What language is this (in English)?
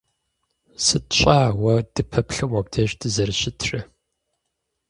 Kabardian